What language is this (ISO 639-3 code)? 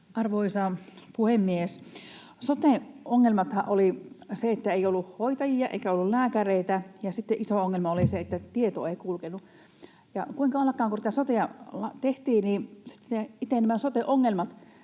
fin